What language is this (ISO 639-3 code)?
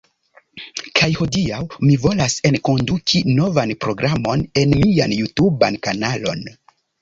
epo